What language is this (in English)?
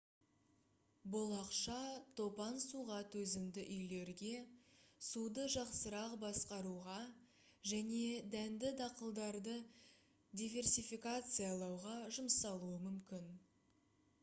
Kazakh